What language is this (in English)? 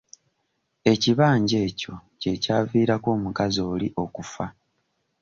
Ganda